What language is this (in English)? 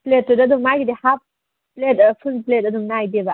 Manipuri